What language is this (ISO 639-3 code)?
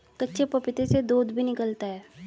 hin